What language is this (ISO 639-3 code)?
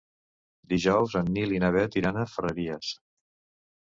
cat